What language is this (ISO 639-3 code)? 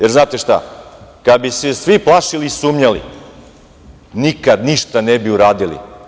srp